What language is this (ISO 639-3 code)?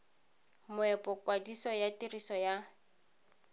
tsn